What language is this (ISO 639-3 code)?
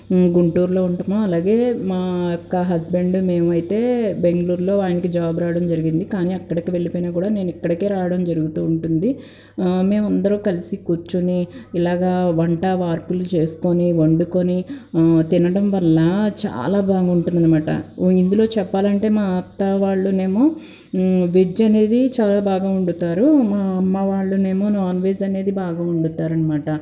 tel